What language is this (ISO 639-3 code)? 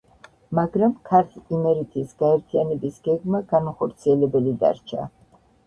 kat